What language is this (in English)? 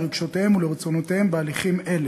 Hebrew